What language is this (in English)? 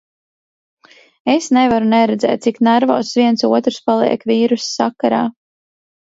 Latvian